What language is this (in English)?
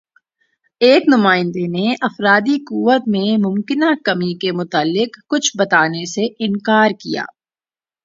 Urdu